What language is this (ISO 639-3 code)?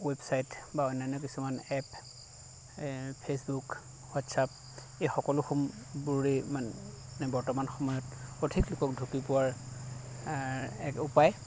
asm